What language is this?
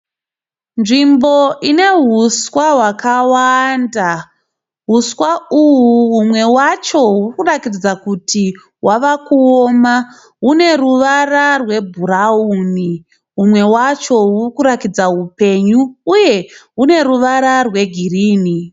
Shona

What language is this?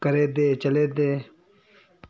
Dogri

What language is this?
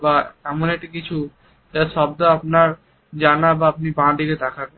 Bangla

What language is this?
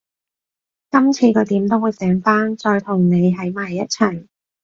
Cantonese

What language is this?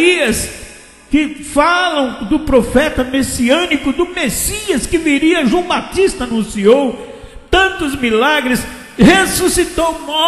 Portuguese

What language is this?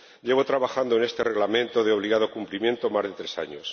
Spanish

